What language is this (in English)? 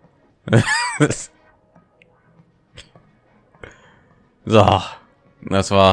German